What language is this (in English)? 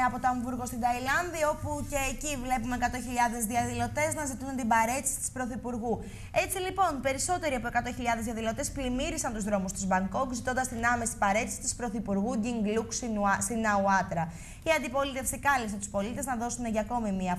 Greek